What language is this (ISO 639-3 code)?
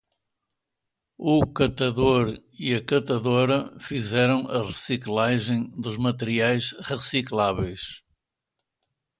por